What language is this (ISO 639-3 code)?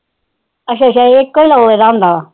pan